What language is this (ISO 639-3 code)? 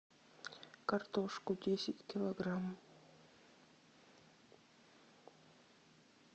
rus